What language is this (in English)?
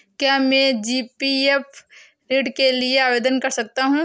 Hindi